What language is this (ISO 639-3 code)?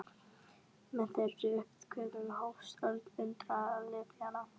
isl